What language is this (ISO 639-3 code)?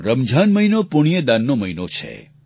guj